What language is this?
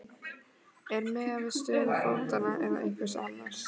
Icelandic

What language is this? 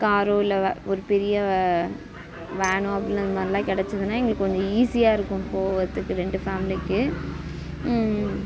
Tamil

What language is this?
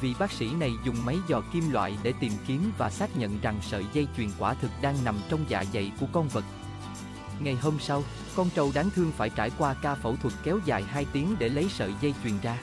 Vietnamese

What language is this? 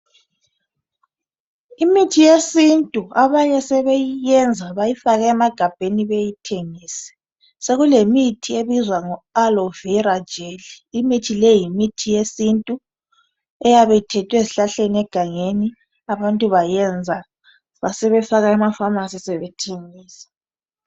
North Ndebele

